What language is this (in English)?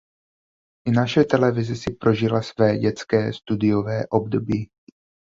Czech